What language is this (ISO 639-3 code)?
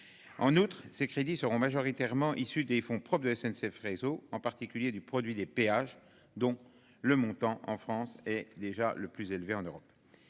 fra